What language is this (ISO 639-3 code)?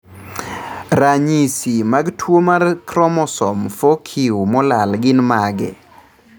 luo